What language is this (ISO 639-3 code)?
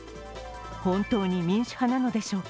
jpn